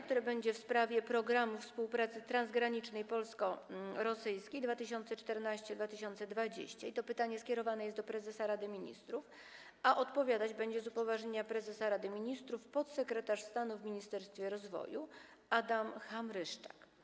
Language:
Polish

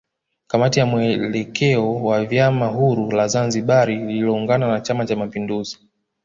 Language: Swahili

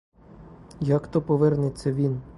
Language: Ukrainian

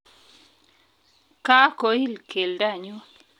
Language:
Kalenjin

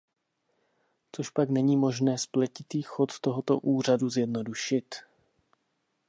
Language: Czech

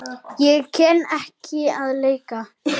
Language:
Icelandic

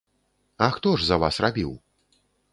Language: Belarusian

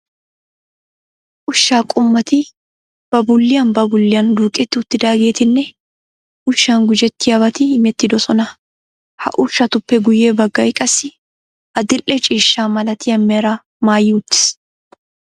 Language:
Wolaytta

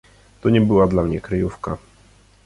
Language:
Polish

